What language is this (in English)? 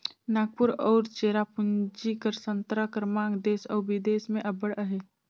Chhattisgarhi